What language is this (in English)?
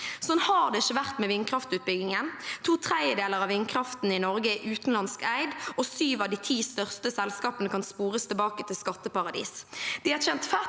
Norwegian